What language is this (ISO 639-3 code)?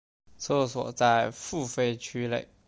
zho